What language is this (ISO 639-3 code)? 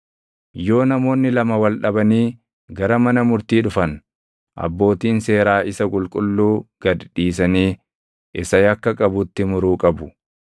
orm